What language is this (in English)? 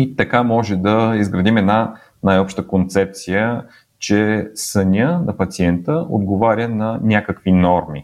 Bulgarian